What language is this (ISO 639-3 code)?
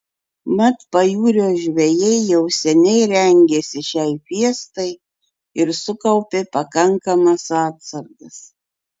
lit